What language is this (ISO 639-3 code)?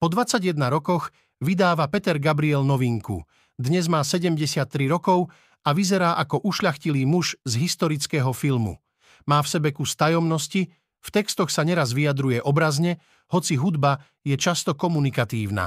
slk